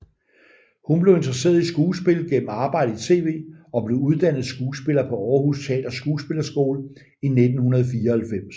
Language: Danish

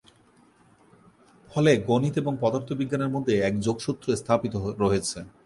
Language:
Bangla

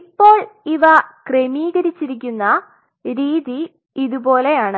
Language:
Malayalam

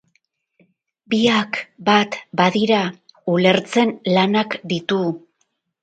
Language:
Basque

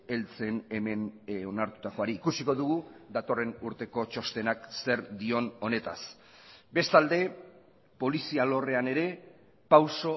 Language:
Basque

